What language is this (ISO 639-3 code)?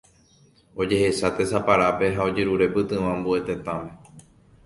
grn